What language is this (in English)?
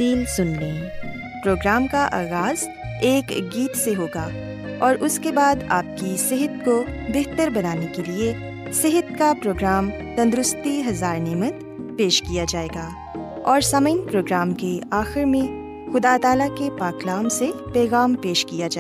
Urdu